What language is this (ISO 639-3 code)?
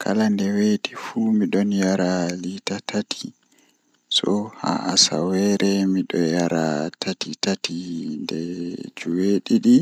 ful